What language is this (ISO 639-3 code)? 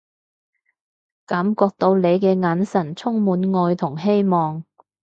yue